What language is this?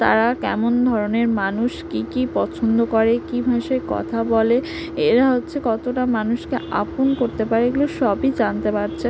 Bangla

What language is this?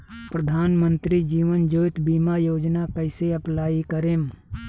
Bhojpuri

